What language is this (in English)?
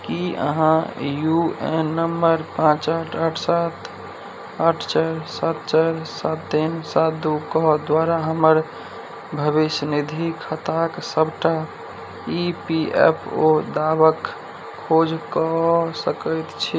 Maithili